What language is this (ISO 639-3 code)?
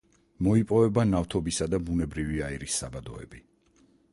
kat